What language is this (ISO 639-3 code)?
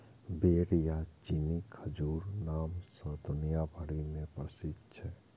mai